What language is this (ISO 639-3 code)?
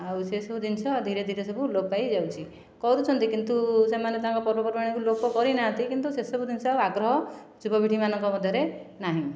ori